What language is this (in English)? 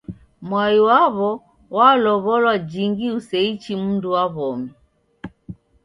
Taita